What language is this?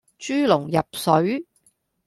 Cantonese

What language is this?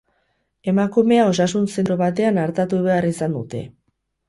Basque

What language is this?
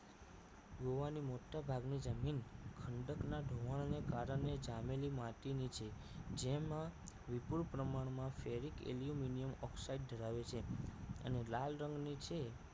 Gujarati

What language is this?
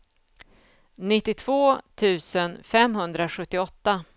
Swedish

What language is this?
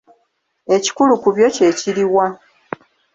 Ganda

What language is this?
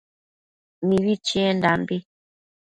Matsés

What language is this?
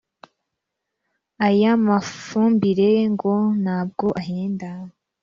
Kinyarwanda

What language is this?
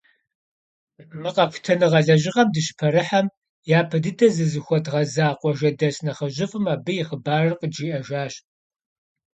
Kabardian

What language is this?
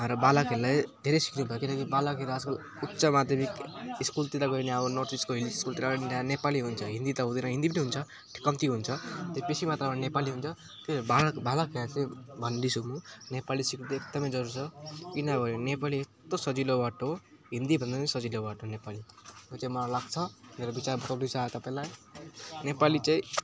Nepali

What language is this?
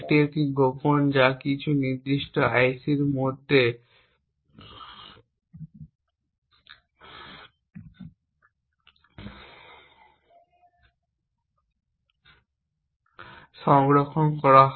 Bangla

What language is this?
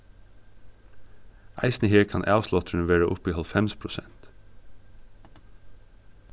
Faroese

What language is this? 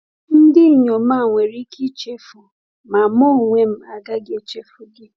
Igbo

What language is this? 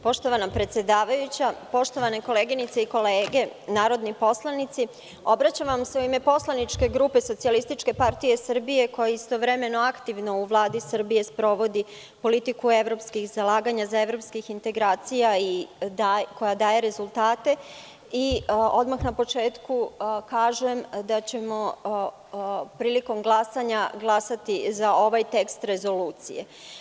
Serbian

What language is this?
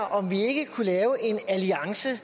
Danish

